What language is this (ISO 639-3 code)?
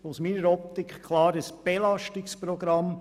gsw